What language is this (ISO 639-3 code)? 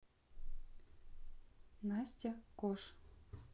rus